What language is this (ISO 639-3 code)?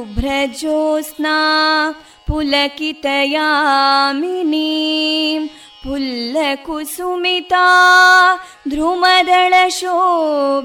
kan